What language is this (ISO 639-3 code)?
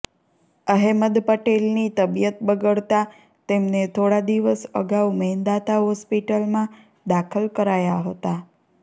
guj